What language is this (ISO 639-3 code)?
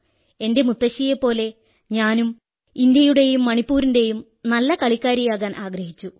mal